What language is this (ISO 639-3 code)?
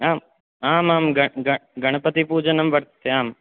san